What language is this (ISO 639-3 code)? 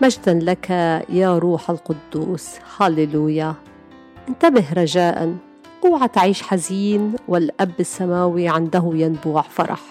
ara